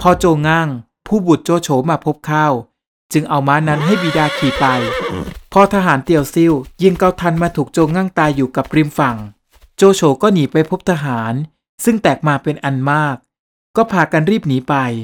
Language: Thai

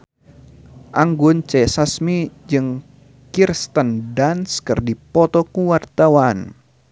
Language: Sundanese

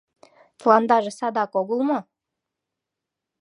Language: Mari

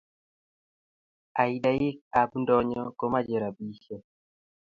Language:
Kalenjin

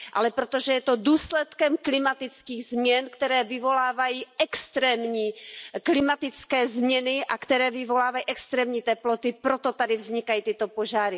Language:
Czech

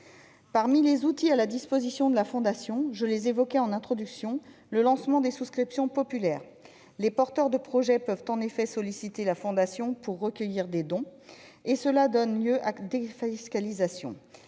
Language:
French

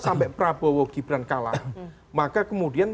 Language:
Indonesian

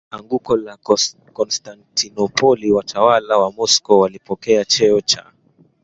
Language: Swahili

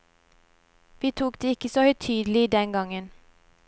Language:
Norwegian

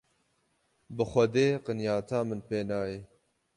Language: Kurdish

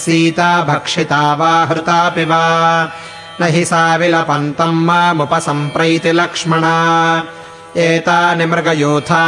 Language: Kannada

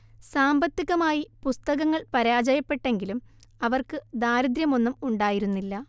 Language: Malayalam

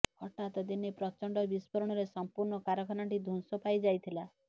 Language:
Odia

